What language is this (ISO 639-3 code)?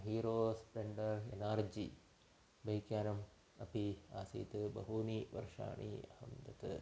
san